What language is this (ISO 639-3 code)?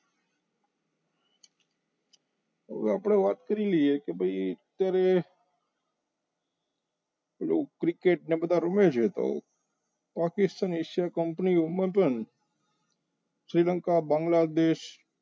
guj